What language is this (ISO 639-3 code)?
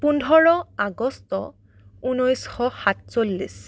asm